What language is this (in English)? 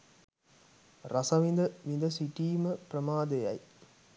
Sinhala